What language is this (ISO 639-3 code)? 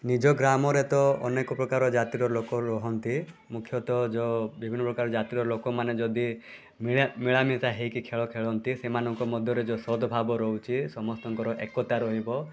ori